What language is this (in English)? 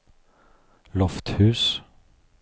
Norwegian